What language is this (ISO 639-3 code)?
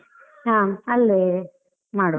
kan